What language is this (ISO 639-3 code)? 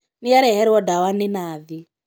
kik